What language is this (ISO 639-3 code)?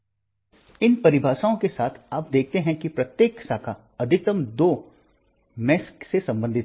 hin